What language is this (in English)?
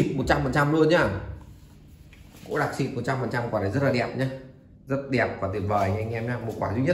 Vietnamese